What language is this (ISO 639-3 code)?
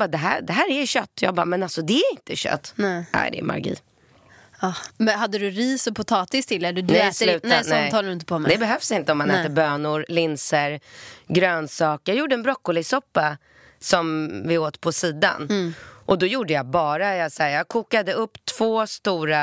swe